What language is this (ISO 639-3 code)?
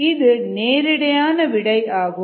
tam